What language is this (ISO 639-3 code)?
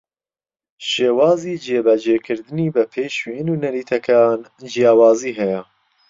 ckb